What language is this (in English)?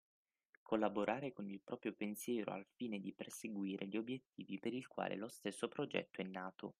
Italian